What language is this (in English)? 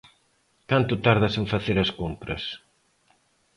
Galician